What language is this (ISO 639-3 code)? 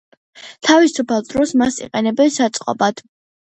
kat